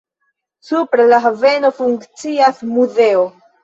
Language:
Esperanto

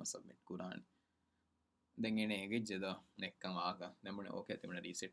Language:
Urdu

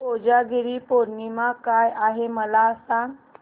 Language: Marathi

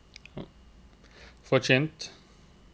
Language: Norwegian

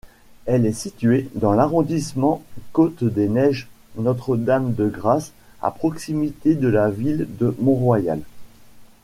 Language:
French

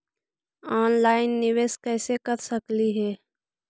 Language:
Magahi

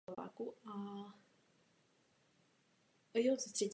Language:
Czech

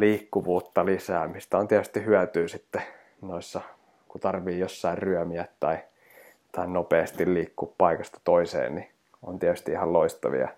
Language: Finnish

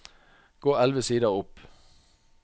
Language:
Norwegian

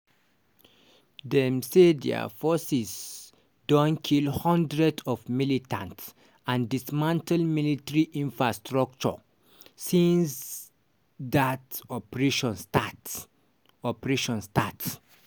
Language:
Nigerian Pidgin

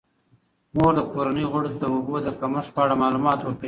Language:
Pashto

